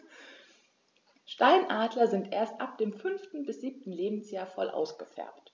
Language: German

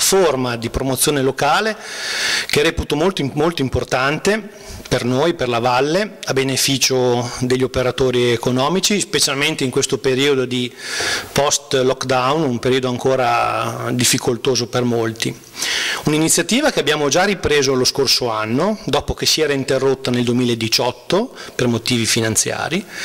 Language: Italian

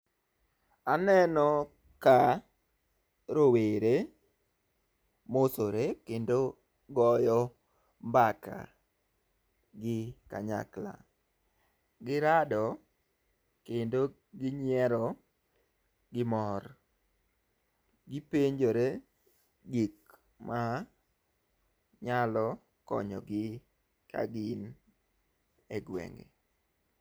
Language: Luo (Kenya and Tanzania)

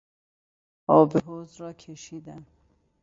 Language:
Persian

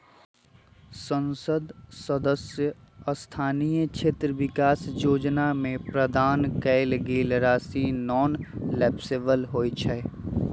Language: Magahi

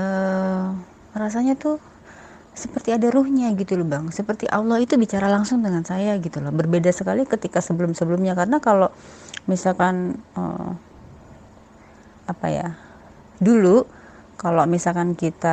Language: Indonesian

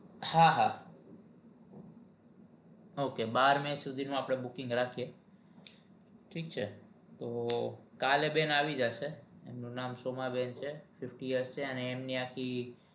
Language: Gujarati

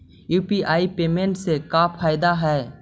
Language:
Magahi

